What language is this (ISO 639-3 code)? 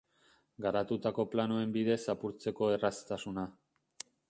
eus